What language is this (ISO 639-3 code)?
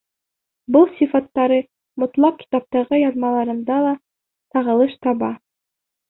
bak